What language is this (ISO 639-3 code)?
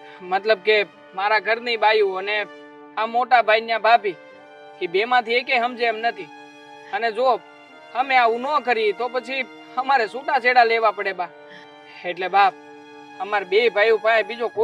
guj